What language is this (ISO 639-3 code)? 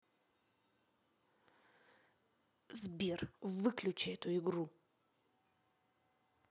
rus